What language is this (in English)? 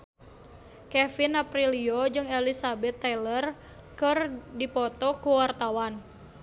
Sundanese